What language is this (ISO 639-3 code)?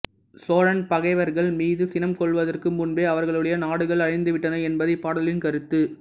tam